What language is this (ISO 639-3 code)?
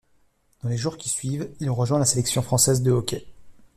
fra